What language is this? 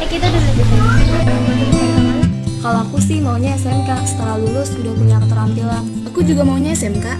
Indonesian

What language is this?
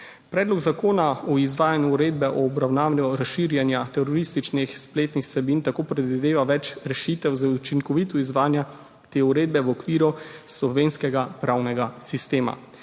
Slovenian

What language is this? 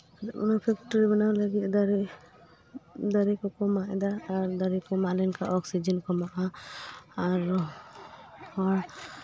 Santali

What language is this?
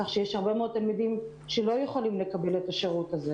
Hebrew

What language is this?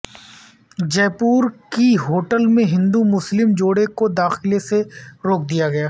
Urdu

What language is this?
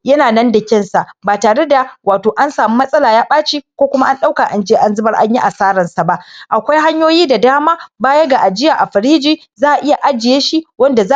Hausa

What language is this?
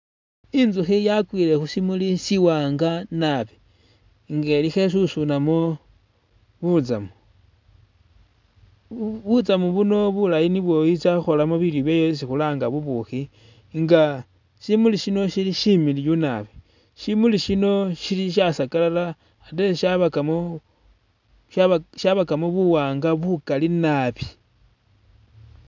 Masaaba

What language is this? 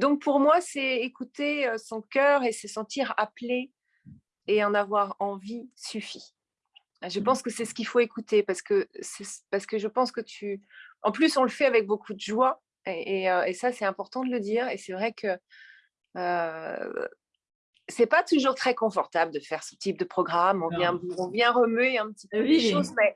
French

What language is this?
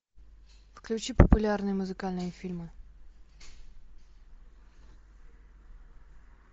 Russian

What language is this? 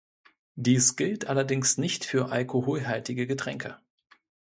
German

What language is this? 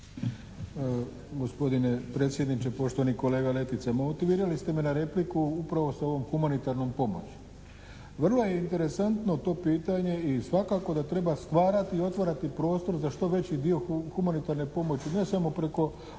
Croatian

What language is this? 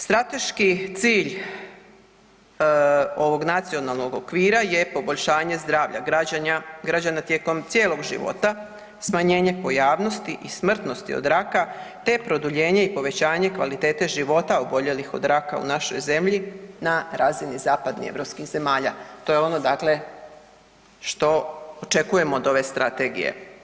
Croatian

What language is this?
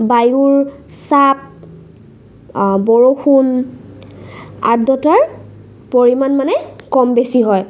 Assamese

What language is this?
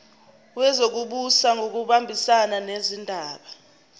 Zulu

